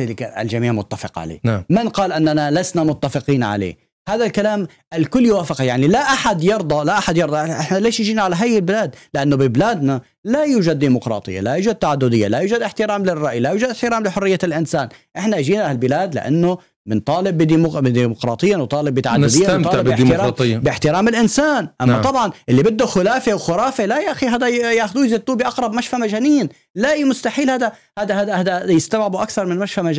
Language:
Arabic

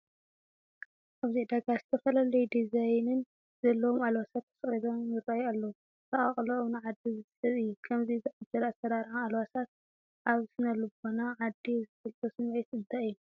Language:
Tigrinya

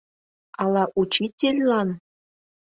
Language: Mari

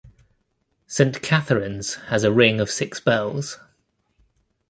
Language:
English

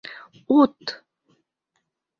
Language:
Bashkir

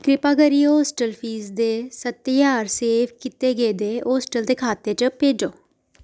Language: Dogri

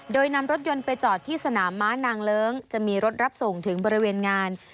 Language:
Thai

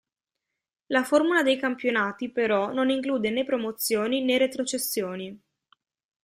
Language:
Italian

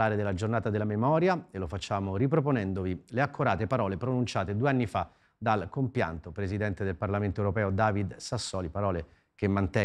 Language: Italian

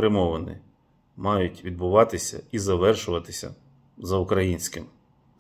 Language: Ukrainian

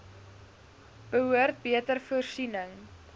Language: Afrikaans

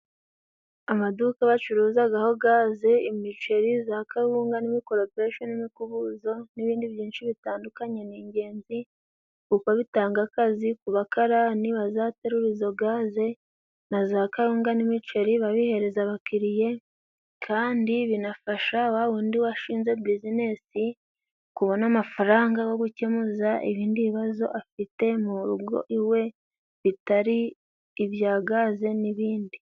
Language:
Kinyarwanda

